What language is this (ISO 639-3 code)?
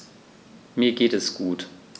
deu